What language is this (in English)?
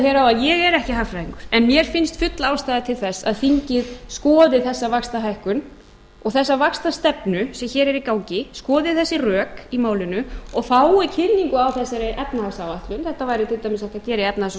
Icelandic